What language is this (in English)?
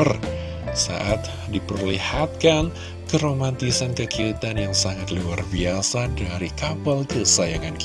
Indonesian